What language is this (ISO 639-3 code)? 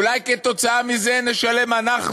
heb